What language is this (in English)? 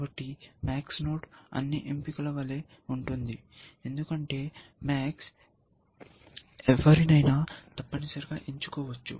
Telugu